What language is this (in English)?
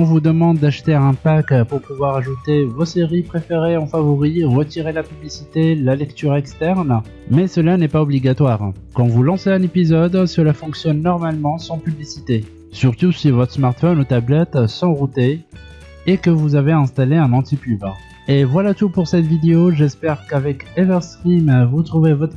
French